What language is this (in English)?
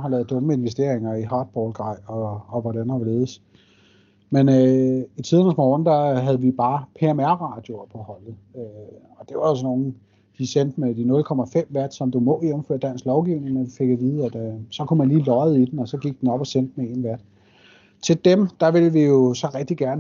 Danish